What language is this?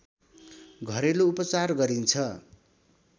Nepali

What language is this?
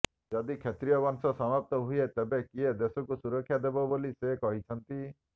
Odia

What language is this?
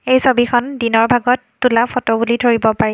Assamese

